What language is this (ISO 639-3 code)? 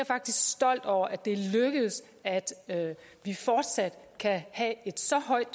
dan